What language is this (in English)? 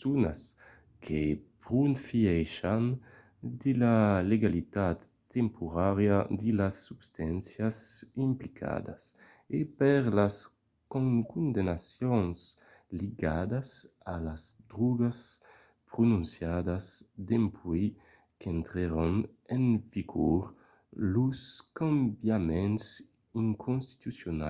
Occitan